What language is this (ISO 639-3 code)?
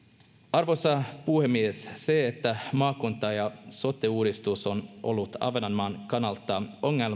fin